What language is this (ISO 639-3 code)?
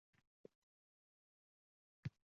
uzb